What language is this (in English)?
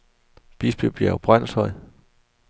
Danish